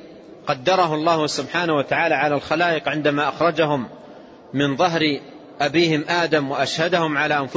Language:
Arabic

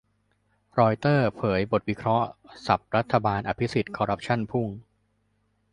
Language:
Thai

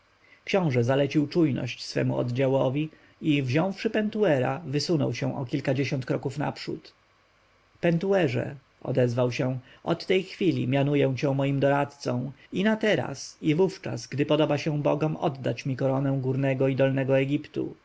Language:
Polish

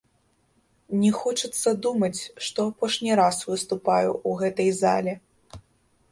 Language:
Belarusian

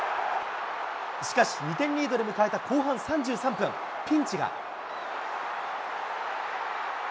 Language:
Japanese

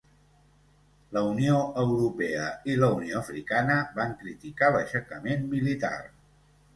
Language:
Catalan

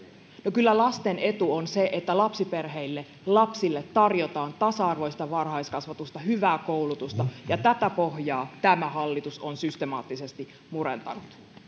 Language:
Finnish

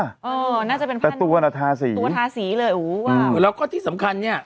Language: Thai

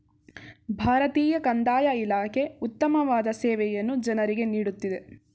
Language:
Kannada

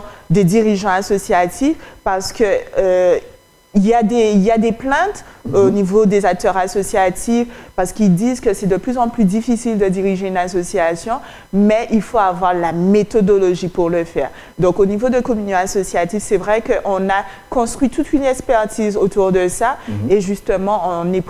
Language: French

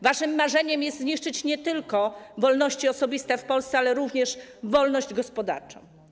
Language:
Polish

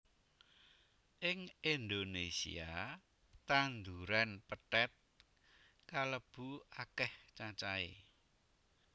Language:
Javanese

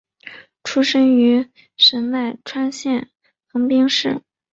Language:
Chinese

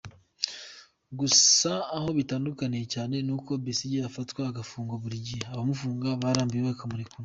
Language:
Kinyarwanda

